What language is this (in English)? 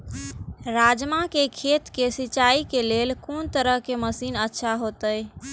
Maithili